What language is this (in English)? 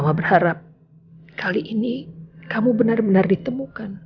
Indonesian